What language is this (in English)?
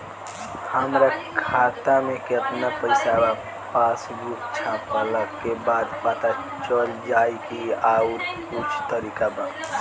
Bhojpuri